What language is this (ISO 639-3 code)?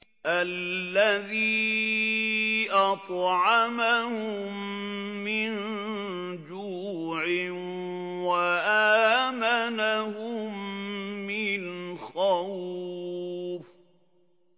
ara